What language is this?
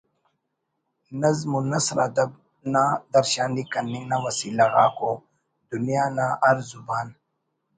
Brahui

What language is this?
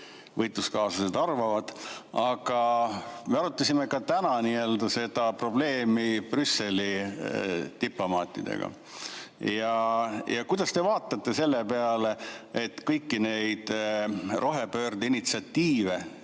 Estonian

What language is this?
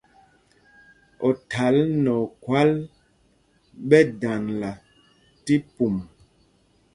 Mpumpong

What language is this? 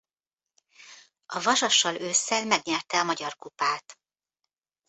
Hungarian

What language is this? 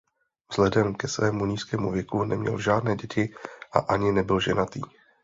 Czech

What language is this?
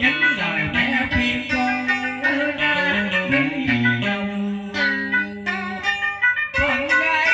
Indonesian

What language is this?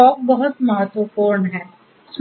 Hindi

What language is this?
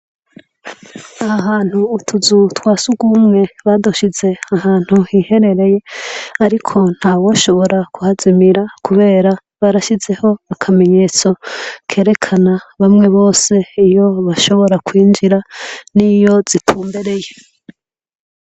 Rundi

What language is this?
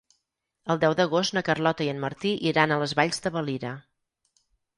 Catalan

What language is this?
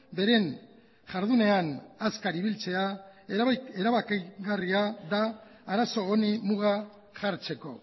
Basque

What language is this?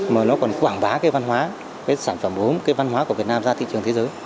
Vietnamese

